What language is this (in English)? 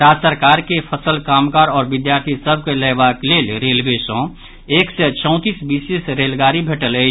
Maithili